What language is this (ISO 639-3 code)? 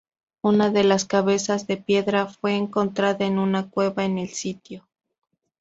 spa